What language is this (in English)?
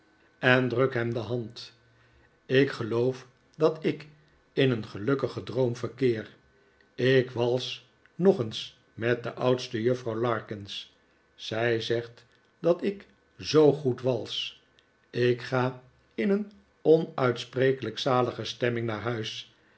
Dutch